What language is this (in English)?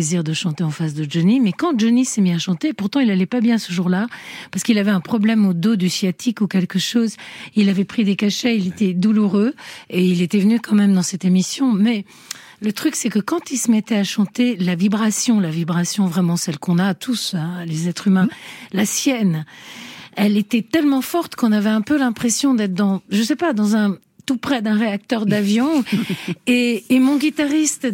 French